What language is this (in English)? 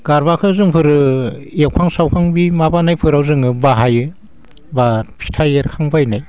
Bodo